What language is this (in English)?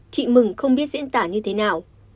Vietnamese